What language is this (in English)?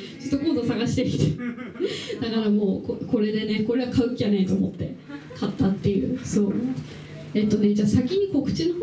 Japanese